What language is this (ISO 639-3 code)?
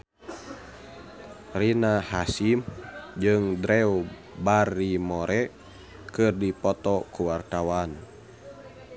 sun